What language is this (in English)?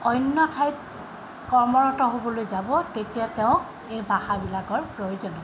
Assamese